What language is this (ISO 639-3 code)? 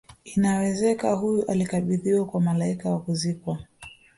swa